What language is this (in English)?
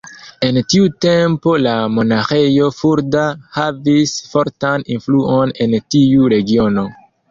Esperanto